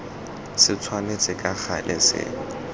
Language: Tswana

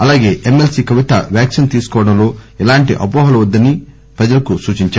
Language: Telugu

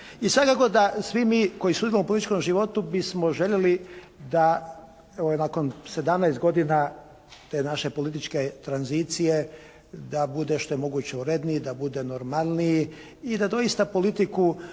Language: Croatian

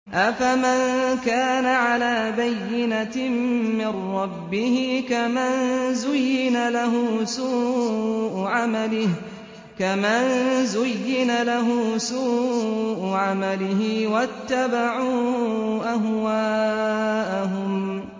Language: Arabic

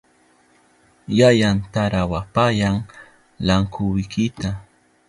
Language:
Southern Pastaza Quechua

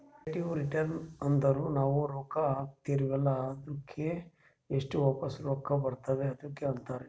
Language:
Kannada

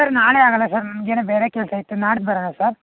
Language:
Kannada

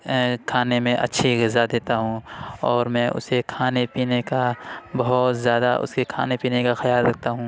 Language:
Urdu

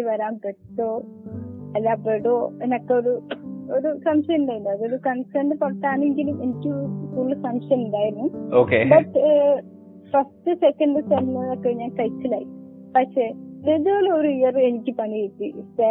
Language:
Malayalam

